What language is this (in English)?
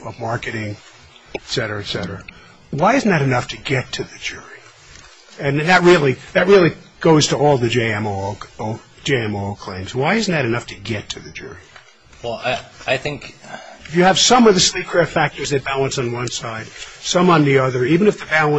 English